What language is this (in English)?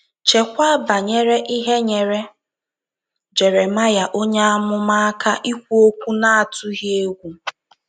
Igbo